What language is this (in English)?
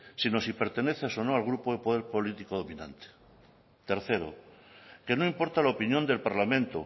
Spanish